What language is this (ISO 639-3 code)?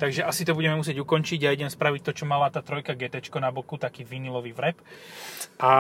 slk